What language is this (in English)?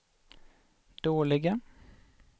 Swedish